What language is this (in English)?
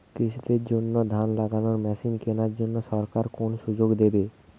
Bangla